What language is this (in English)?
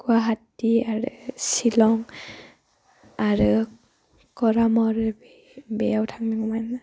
Bodo